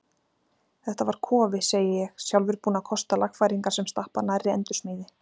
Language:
Icelandic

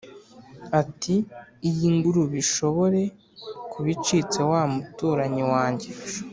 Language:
Kinyarwanda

